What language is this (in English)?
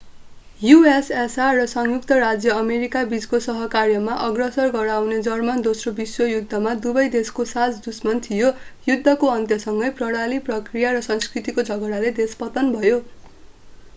Nepali